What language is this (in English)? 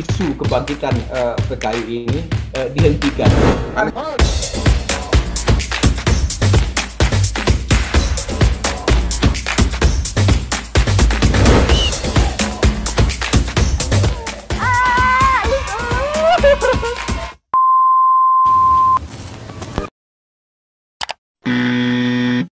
Indonesian